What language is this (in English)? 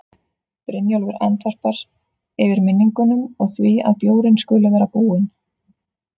Icelandic